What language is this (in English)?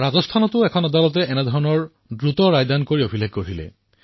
Assamese